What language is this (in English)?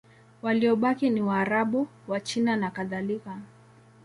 Swahili